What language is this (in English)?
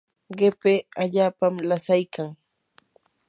Yanahuanca Pasco Quechua